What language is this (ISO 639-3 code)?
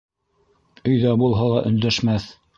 bak